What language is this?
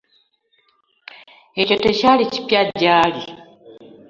Ganda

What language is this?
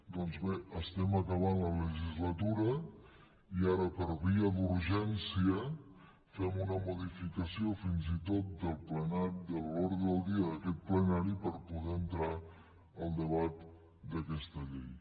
Catalan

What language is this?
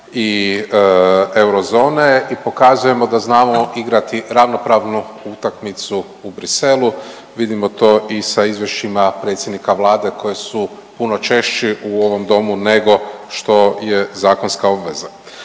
Croatian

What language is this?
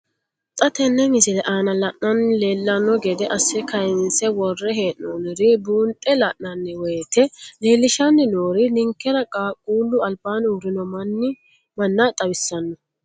Sidamo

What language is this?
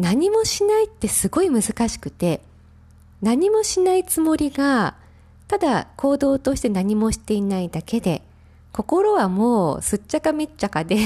Japanese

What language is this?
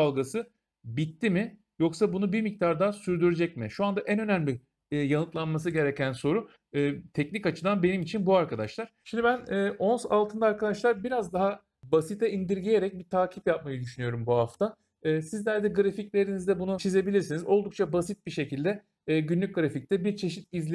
Turkish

